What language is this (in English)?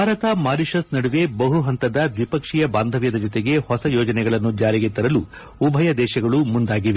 Kannada